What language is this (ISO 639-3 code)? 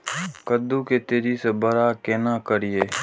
mai